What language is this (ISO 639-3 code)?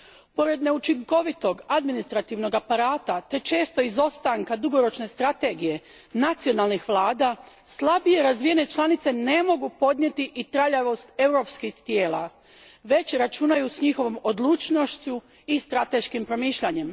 hrv